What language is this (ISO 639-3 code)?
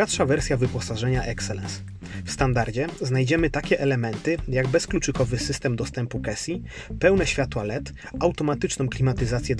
pol